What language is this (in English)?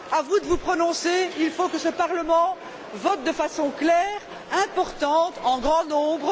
French